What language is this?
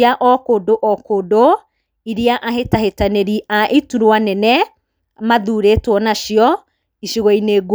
Kikuyu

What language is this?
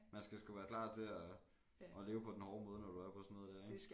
Danish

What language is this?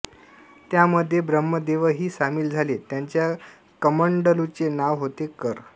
Marathi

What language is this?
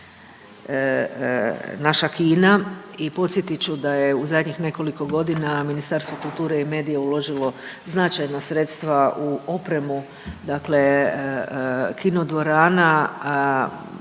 Croatian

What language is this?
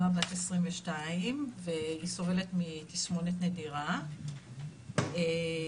Hebrew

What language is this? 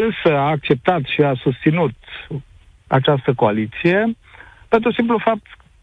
Romanian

